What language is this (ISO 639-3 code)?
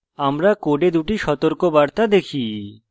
ben